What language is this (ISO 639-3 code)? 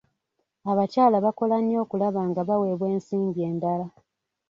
lug